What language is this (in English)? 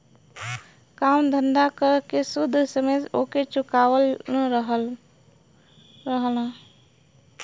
Bhojpuri